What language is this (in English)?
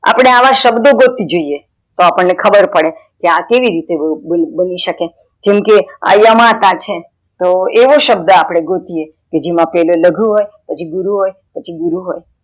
Gujarati